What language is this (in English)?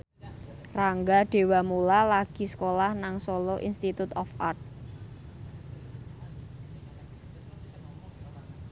Javanese